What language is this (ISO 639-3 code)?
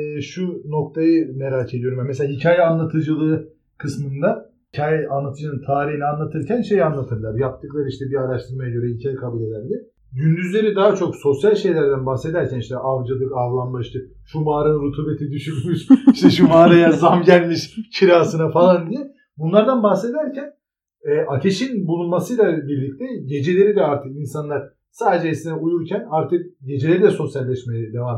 tur